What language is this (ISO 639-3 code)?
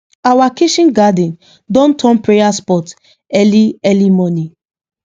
pcm